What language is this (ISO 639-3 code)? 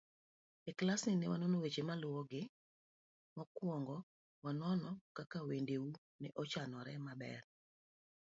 luo